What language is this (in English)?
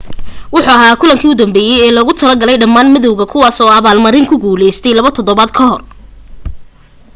Somali